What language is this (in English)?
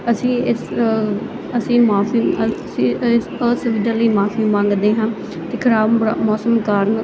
Punjabi